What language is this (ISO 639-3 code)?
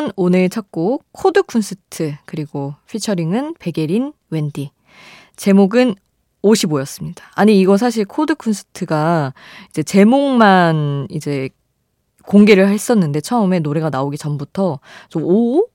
kor